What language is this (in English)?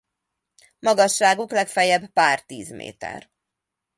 Hungarian